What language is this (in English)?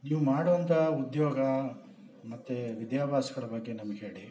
Kannada